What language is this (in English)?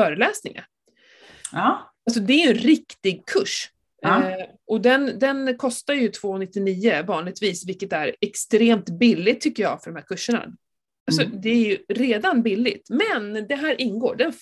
Swedish